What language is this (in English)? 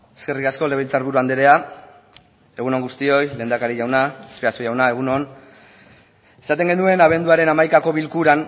Basque